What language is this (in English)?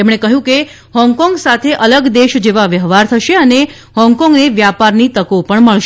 Gujarati